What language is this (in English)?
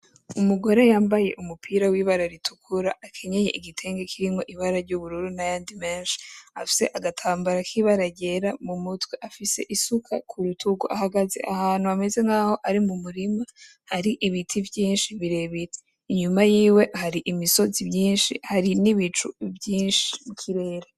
Rundi